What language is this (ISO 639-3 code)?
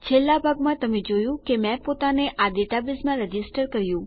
guj